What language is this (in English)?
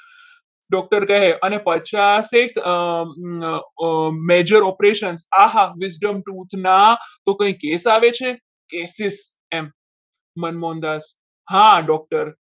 Gujarati